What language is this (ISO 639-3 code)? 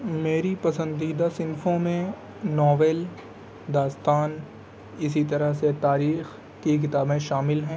urd